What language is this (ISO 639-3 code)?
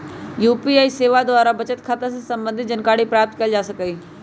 mag